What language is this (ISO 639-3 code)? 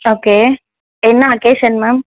tam